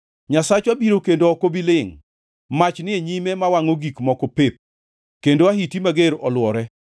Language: Luo (Kenya and Tanzania)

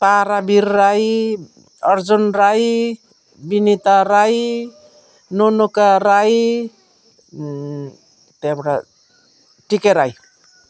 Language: Nepali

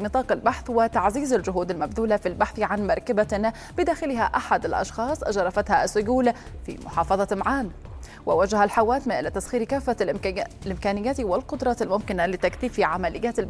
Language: Arabic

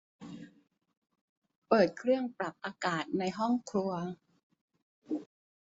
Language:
Thai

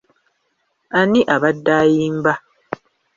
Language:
Ganda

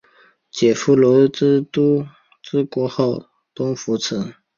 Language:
Chinese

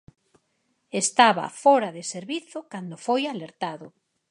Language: Galician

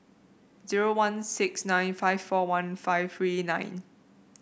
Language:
English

